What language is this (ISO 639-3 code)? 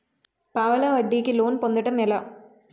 tel